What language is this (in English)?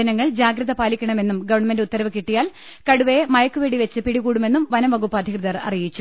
Malayalam